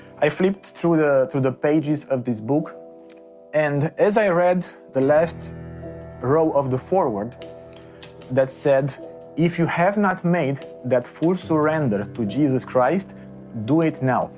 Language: English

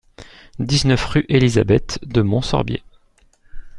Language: French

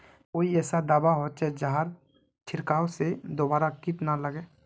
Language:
Magahi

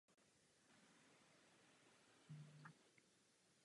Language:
Czech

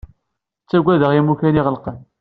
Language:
Kabyle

